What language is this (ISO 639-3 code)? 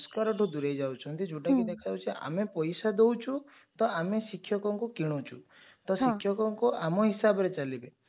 ori